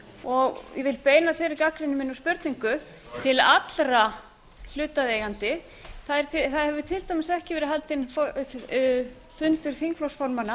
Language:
Icelandic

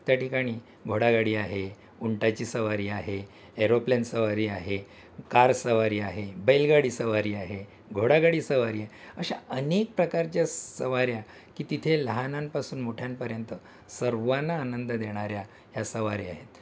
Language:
Marathi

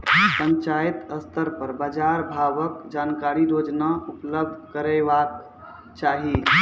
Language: Maithili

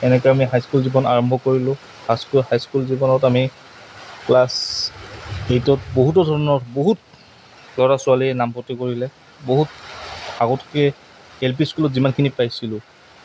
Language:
Assamese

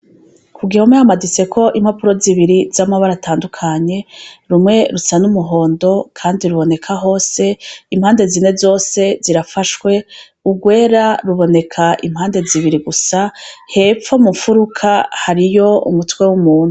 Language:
Rundi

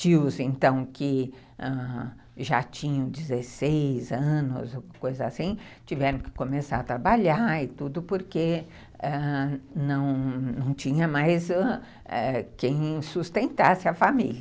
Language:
Portuguese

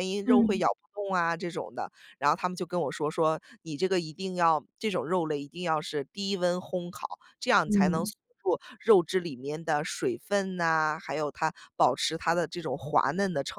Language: Chinese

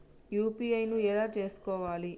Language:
Telugu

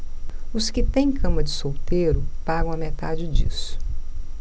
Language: Portuguese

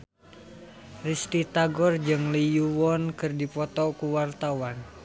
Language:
Sundanese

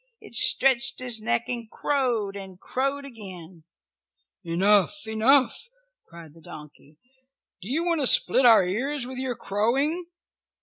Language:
English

